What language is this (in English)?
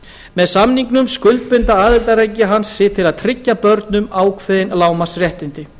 Icelandic